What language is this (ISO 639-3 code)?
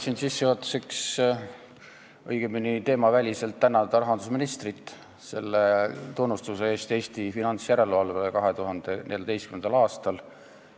est